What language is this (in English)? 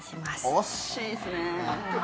Japanese